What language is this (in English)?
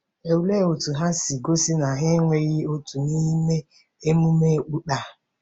Igbo